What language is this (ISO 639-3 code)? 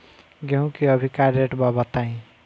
bho